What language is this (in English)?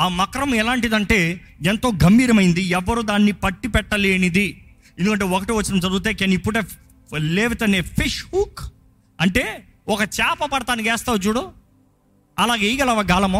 Telugu